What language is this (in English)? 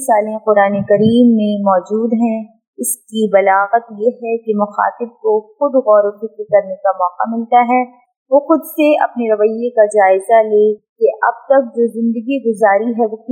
Urdu